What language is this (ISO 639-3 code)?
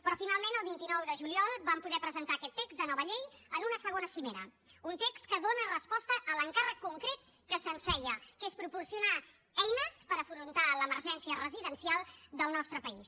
cat